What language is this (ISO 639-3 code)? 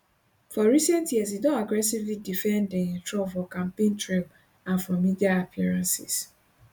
pcm